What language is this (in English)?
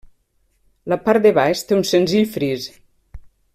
Catalan